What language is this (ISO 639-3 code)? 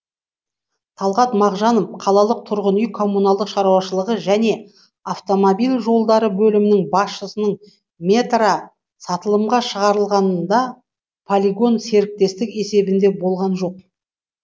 kaz